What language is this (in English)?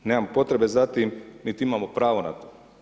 Croatian